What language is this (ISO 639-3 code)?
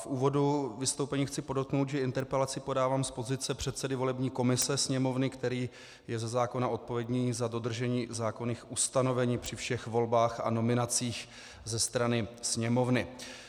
ces